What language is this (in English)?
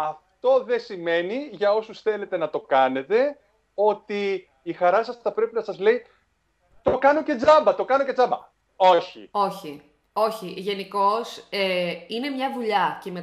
Greek